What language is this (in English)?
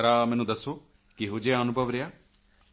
Punjabi